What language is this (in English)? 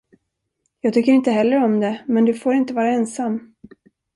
Swedish